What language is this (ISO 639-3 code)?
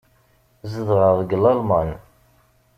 kab